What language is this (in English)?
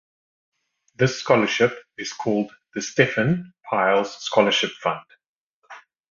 English